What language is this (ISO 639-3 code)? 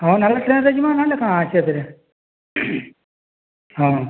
ori